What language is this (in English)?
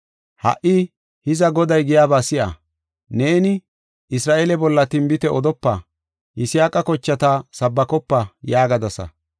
Gofa